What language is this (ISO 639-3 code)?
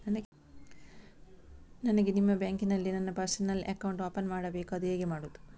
kan